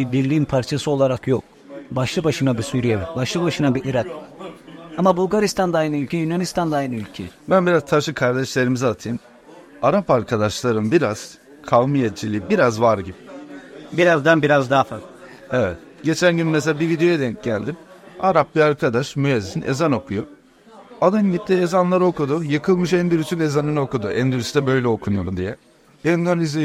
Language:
Turkish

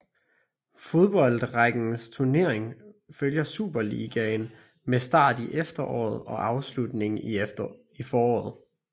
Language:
Danish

